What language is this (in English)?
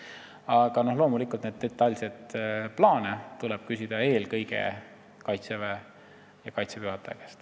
Estonian